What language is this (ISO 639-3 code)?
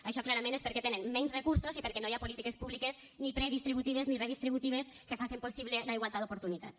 cat